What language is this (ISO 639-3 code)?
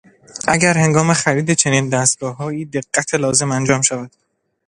fas